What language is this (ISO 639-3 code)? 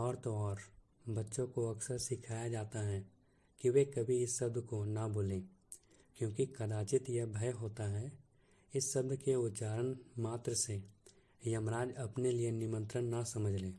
hin